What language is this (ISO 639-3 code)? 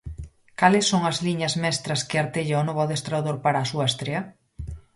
glg